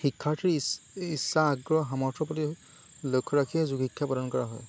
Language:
Assamese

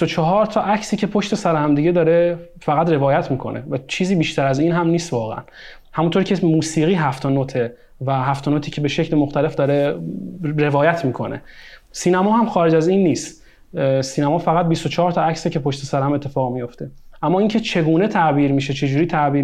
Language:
Persian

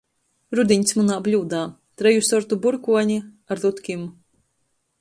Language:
Latgalian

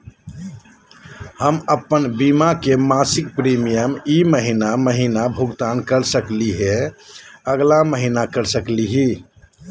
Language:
Magahi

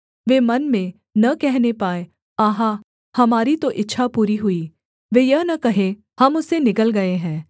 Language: Hindi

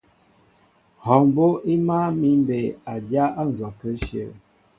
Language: Mbo (Cameroon)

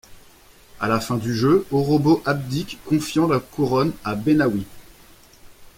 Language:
French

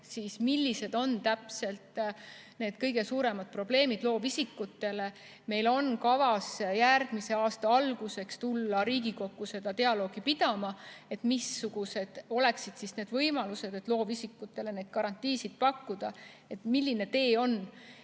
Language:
Estonian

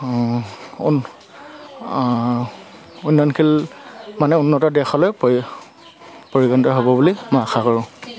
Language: Assamese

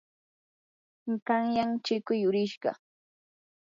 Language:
Yanahuanca Pasco Quechua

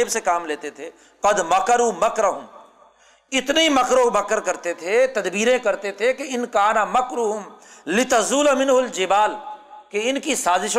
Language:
Urdu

